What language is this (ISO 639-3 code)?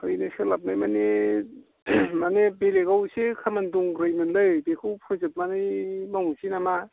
brx